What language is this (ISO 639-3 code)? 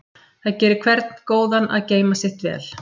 isl